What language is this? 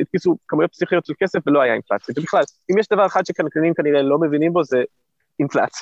Hebrew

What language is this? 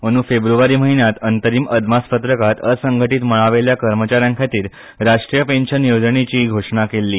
Konkani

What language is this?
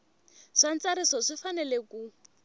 Tsonga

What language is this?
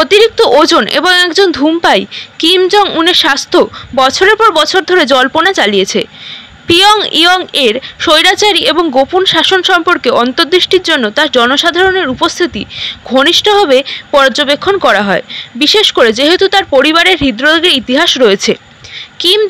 Romanian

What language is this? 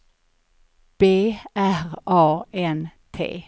Swedish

